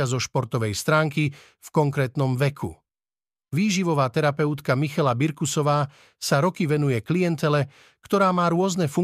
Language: Slovak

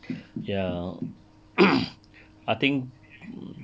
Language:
English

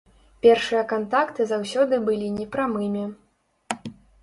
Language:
Belarusian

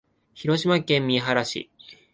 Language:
Japanese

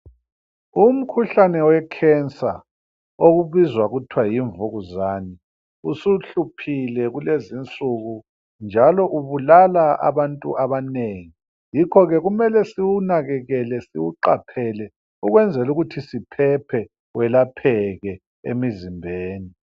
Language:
North Ndebele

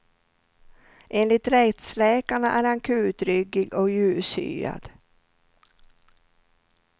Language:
Swedish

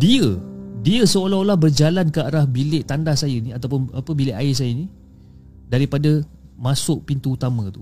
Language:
Malay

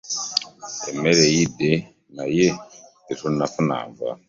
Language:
Ganda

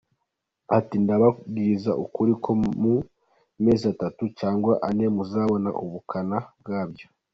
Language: Kinyarwanda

